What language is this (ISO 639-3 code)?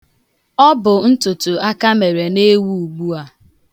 ibo